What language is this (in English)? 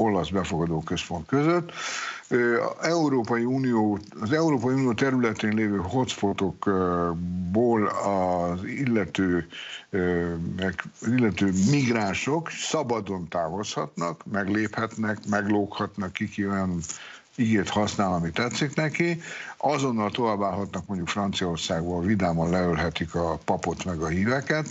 Hungarian